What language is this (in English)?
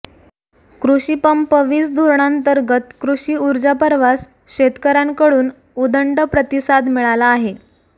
Marathi